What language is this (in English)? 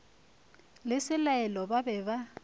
Northern Sotho